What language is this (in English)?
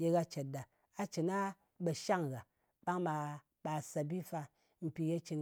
Ngas